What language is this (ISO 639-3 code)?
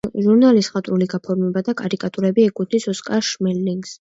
kat